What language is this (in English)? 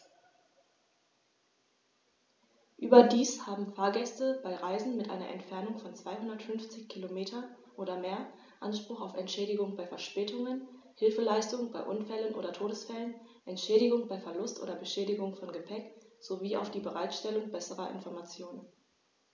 German